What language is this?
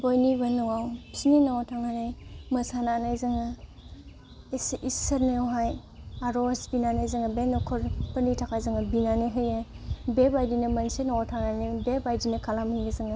Bodo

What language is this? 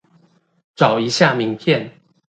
Chinese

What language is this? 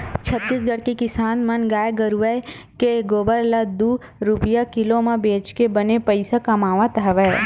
Chhattisgarhi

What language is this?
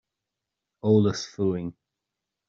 Irish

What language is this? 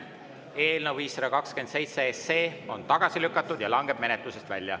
Estonian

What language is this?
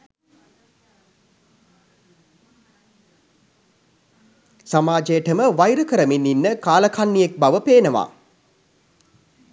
Sinhala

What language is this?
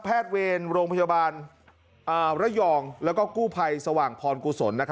Thai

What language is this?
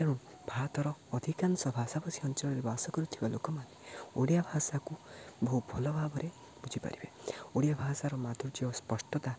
Odia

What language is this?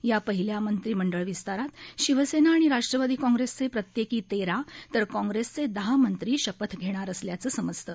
Marathi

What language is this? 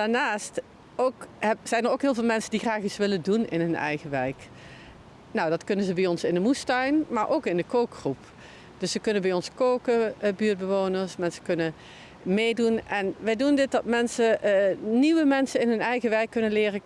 Dutch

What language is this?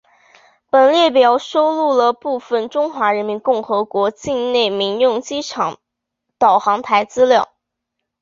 Chinese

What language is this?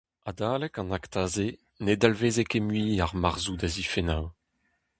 Breton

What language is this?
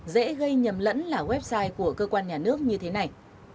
Vietnamese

